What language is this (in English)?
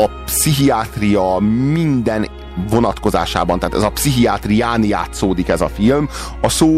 Hungarian